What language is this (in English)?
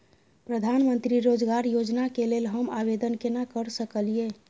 Maithili